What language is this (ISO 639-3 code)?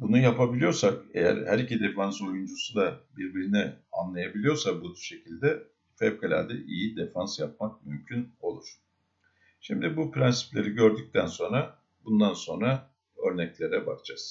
tur